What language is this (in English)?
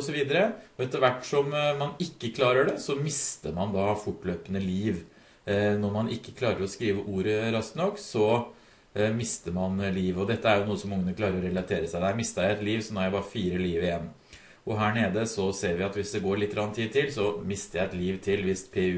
Norwegian